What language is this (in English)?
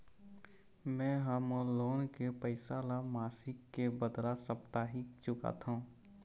Chhattisgarhi